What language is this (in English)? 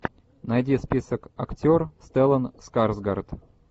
Russian